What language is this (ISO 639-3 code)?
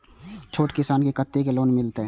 mai